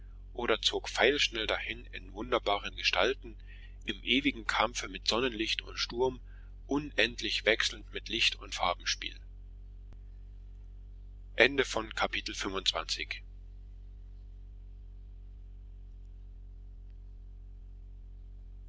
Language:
German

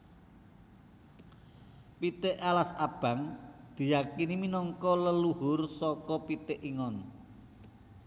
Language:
Javanese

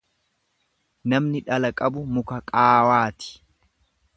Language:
Oromo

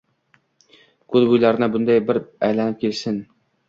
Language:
Uzbek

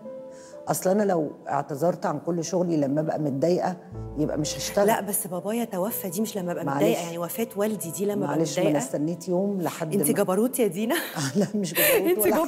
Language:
Arabic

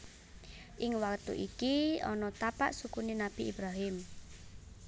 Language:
Javanese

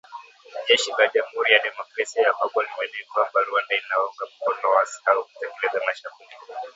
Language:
Swahili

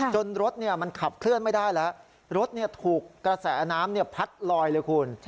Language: Thai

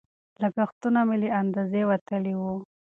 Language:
Pashto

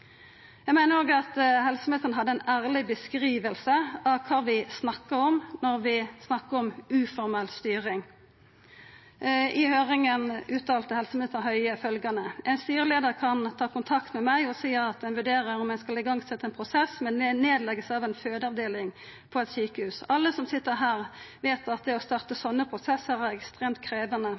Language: Norwegian Nynorsk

